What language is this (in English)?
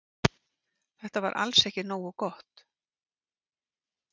Icelandic